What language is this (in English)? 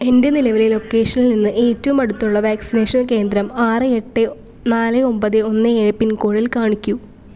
Malayalam